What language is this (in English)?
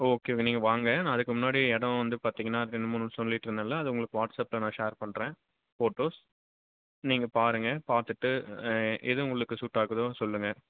Tamil